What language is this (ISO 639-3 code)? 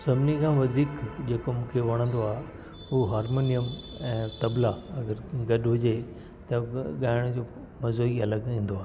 snd